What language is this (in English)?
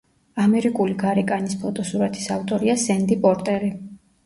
Georgian